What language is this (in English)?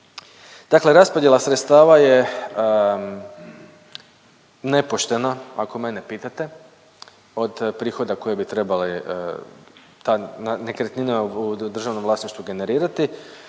Croatian